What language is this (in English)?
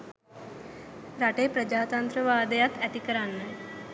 Sinhala